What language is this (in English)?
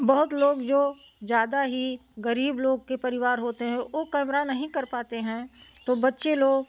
Hindi